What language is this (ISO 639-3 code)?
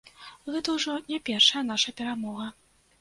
bel